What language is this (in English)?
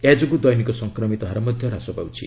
Odia